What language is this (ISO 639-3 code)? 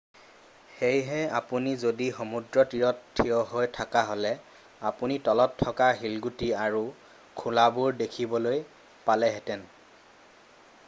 asm